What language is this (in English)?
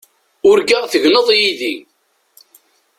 Kabyle